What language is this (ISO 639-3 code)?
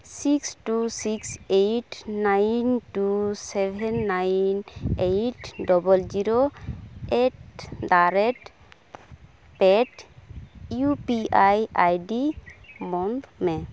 sat